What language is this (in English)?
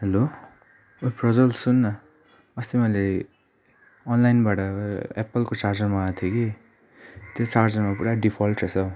Nepali